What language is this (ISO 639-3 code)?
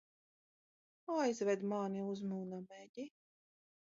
lav